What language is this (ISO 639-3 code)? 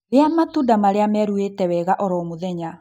kik